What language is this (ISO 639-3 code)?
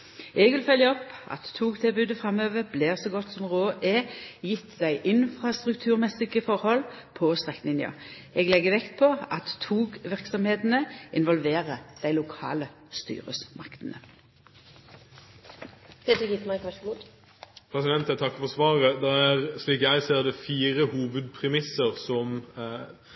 nor